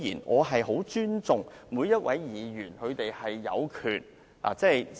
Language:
Cantonese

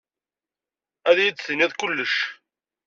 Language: Kabyle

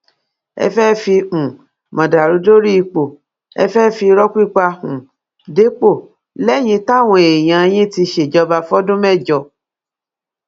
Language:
Yoruba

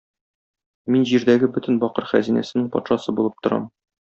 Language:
Tatar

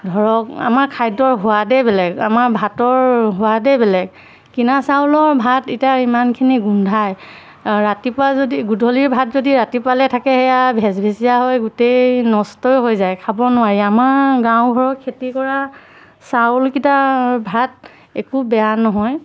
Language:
Assamese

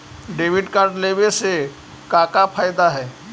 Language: Magahi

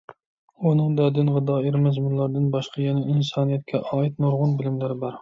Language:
Uyghur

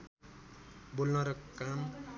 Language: Nepali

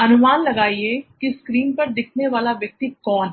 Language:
Hindi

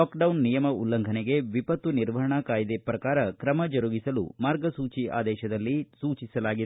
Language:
Kannada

